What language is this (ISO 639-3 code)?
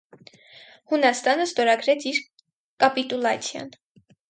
hye